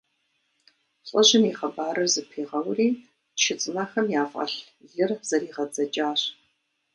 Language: Kabardian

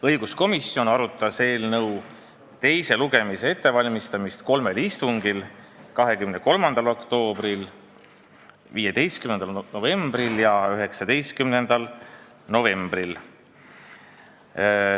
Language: Estonian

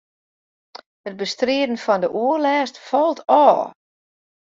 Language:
Western Frisian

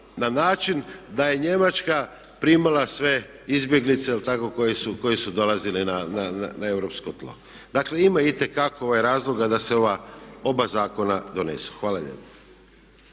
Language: Croatian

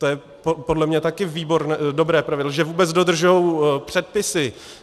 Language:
Czech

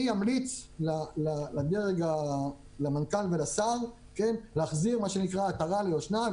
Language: Hebrew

